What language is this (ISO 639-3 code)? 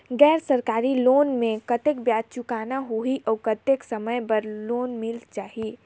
hne